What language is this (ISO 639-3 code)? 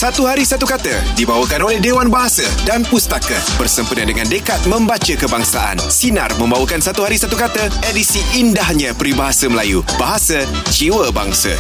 msa